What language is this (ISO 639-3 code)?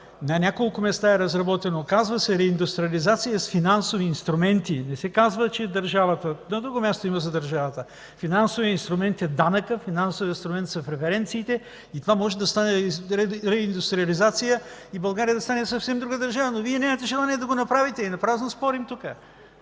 bul